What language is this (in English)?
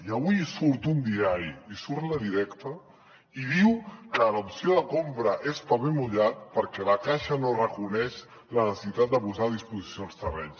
Catalan